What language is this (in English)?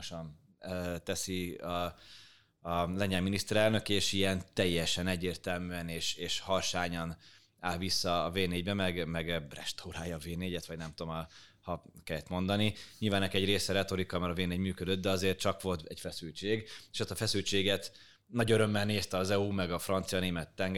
Hungarian